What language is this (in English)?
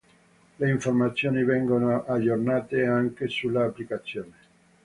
Italian